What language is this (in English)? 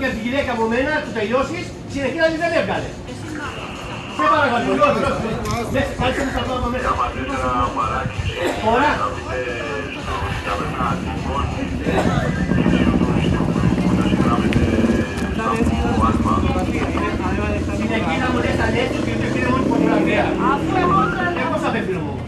Greek